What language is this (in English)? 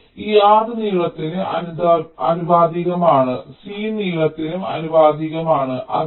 Malayalam